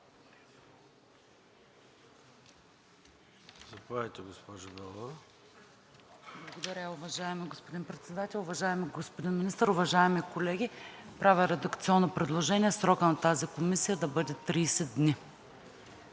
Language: Bulgarian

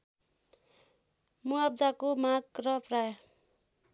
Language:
Nepali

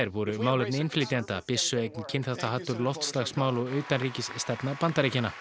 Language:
Icelandic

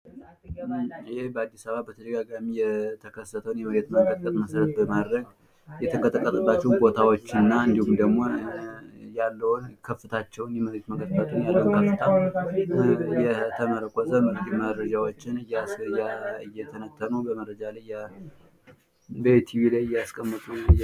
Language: Amharic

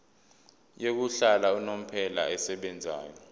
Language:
Zulu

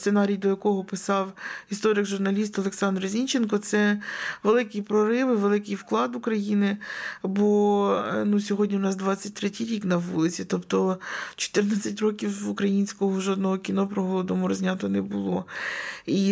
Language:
Ukrainian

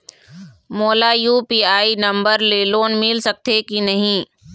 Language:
Chhattisgarhi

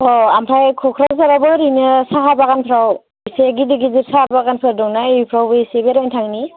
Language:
Bodo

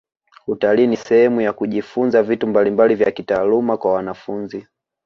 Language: Swahili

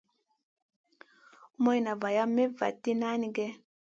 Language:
Masana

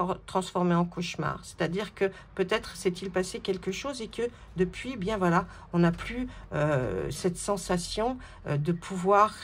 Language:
French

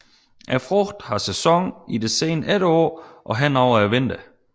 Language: Danish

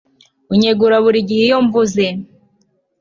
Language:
Kinyarwanda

